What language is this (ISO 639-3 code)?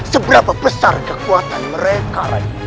ind